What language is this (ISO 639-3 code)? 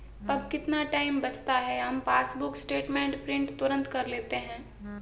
hin